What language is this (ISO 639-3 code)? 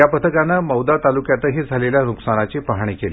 mar